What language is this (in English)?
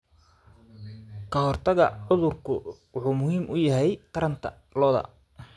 Somali